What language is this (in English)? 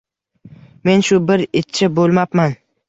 Uzbek